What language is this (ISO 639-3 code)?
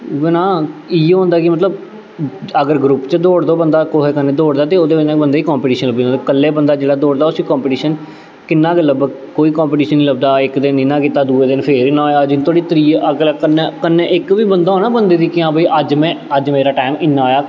doi